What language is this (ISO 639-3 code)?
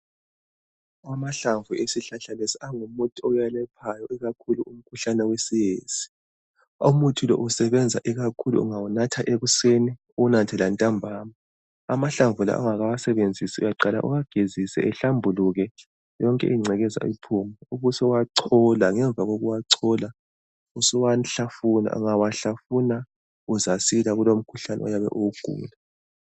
nde